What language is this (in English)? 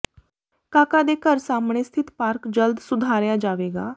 Punjabi